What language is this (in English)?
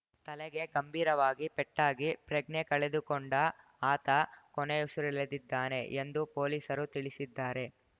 Kannada